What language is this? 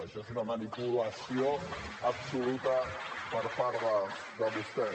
Catalan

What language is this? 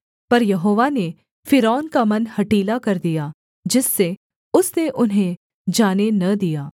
Hindi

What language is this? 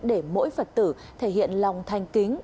Vietnamese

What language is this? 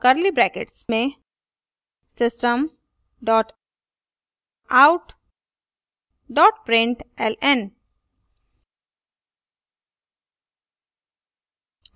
Hindi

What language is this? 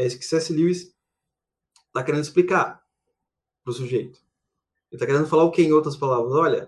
Portuguese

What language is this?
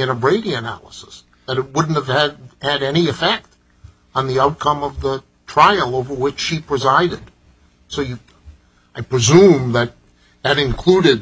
English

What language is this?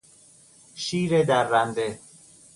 Persian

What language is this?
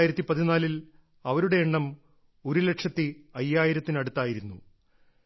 Malayalam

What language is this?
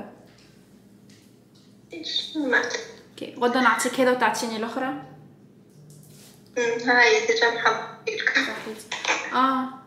Arabic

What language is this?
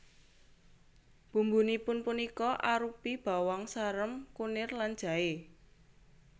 Javanese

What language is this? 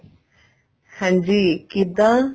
Punjabi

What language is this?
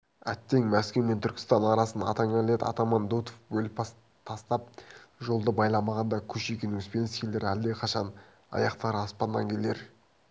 Kazakh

